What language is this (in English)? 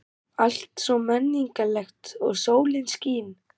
Icelandic